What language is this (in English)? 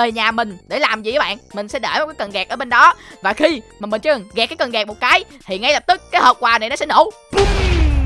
Vietnamese